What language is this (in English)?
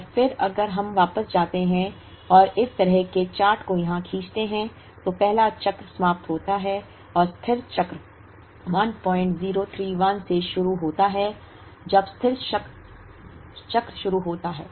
Hindi